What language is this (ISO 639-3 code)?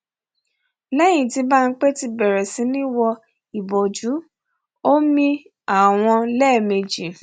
yor